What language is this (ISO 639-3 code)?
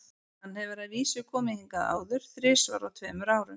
isl